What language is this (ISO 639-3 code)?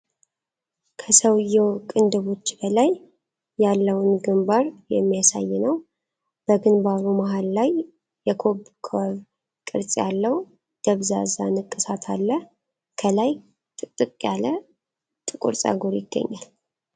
amh